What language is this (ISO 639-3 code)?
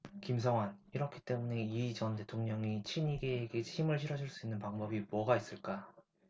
kor